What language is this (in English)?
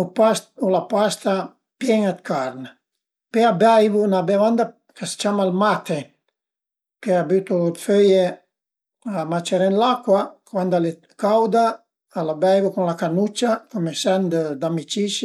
Piedmontese